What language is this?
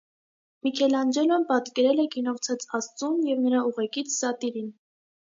Armenian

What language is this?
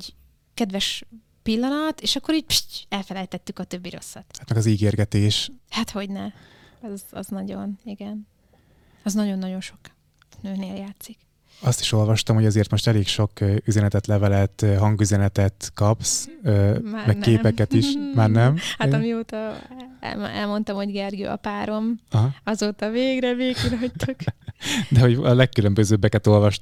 Hungarian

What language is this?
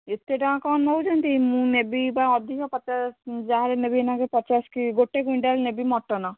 Odia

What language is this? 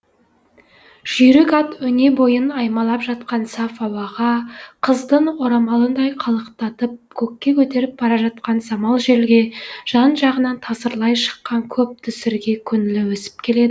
Kazakh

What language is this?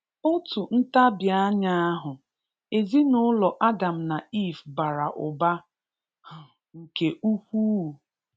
Igbo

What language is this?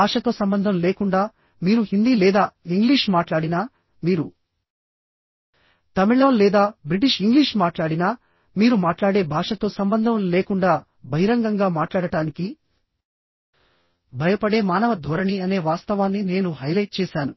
Telugu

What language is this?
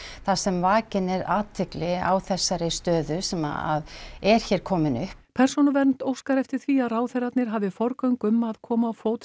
Icelandic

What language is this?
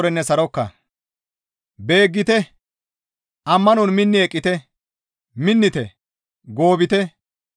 Gamo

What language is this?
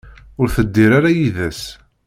Kabyle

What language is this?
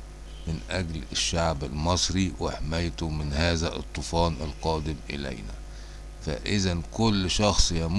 Arabic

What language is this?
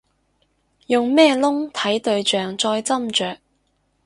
Cantonese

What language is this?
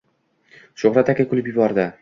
Uzbek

